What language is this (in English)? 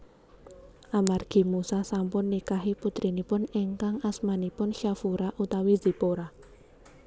Javanese